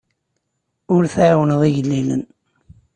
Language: Kabyle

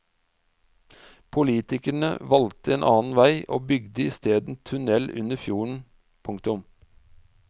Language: Norwegian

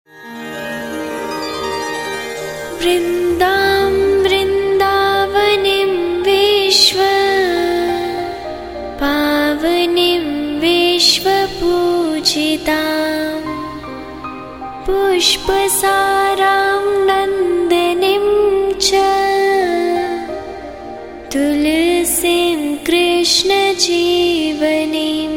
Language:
Hindi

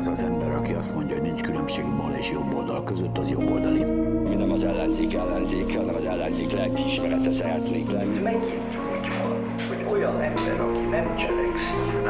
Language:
Hungarian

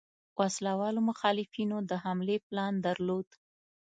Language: Pashto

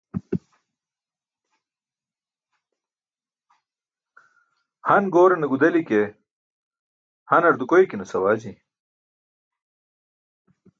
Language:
Burushaski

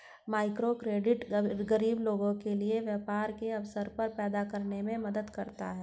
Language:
Hindi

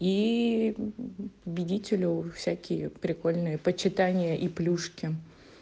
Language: Russian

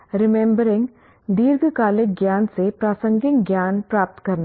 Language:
Hindi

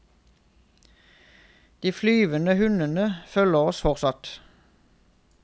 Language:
Norwegian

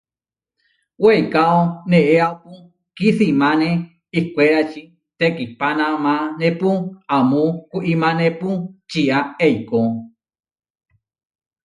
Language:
Huarijio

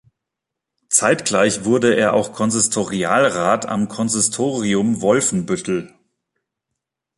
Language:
German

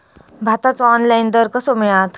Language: Marathi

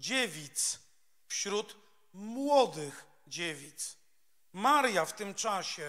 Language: Polish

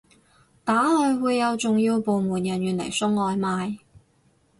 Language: Cantonese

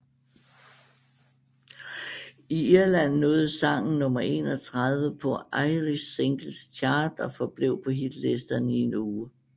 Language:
Danish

